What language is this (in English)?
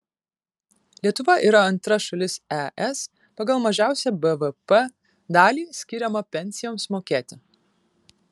Lithuanian